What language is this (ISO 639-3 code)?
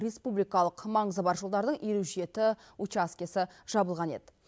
kaz